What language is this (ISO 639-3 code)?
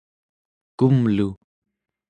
esu